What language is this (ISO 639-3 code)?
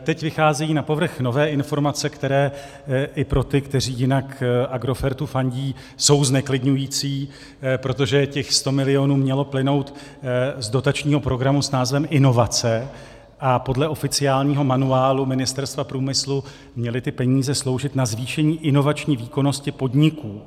ces